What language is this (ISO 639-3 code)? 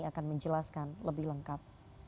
ind